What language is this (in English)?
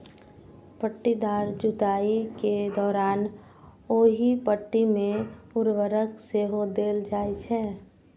Maithili